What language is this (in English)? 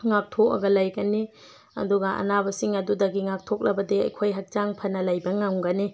Manipuri